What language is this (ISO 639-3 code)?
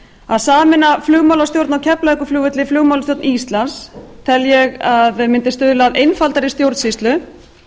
isl